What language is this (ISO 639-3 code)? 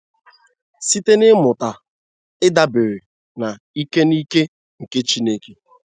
ibo